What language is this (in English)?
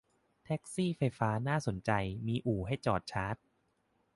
Thai